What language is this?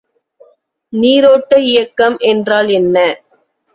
Tamil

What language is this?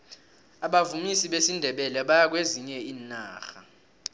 South Ndebele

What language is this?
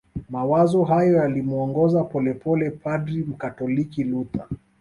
Swahili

